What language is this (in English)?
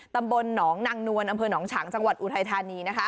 Thai